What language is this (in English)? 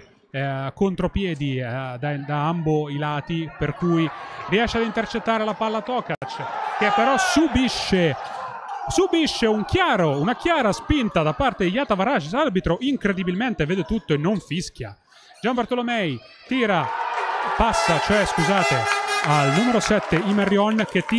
Italian